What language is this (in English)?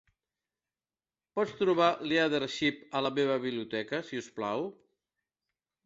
Catalan